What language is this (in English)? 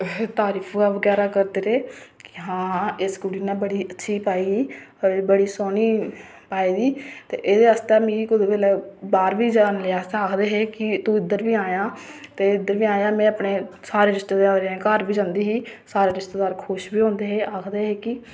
Dogri